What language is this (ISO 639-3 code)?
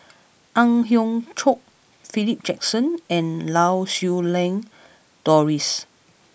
eng